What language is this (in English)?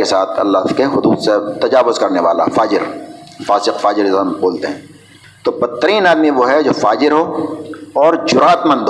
Urdu